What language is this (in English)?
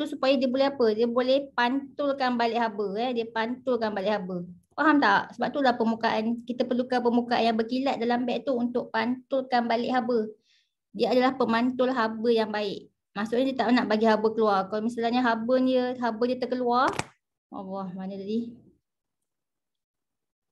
Malay